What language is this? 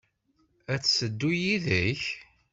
Kabyle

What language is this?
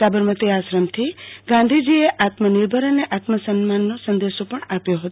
Gujarati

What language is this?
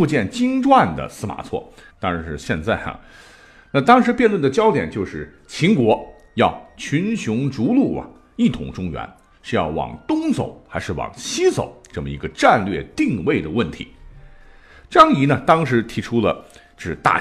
Chinese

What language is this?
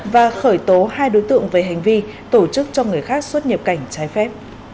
Vietnamese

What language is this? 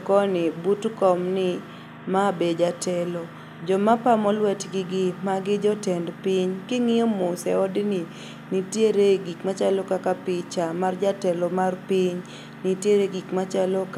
Luo (Kenya and Tanzania)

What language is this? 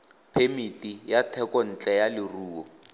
Tswana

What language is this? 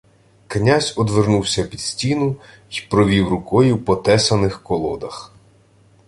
Ukrainian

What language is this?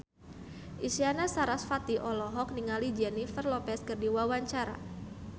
Sundanese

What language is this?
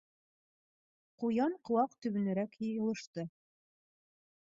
Bashkir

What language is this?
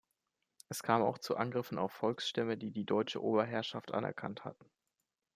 German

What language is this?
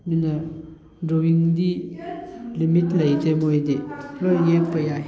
Manipuri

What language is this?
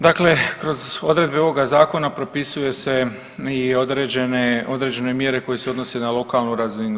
Croatian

